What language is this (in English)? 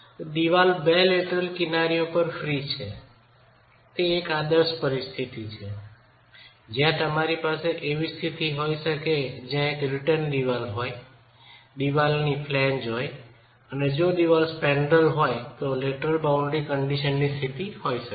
Gujarati